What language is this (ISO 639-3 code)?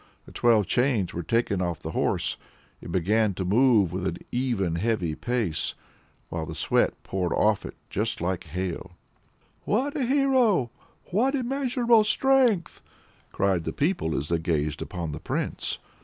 eng